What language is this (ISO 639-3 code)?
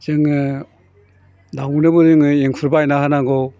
brx